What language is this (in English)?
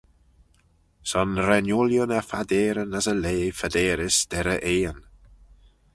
Manx